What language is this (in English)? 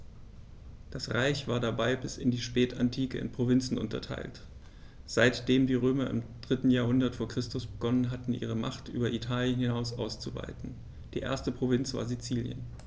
German